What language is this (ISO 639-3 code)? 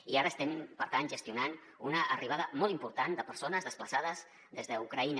cat